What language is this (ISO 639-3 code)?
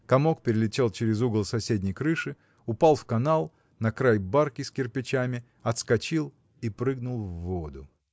rus